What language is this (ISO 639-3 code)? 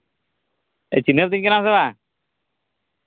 sat